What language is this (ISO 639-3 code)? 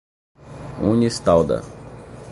por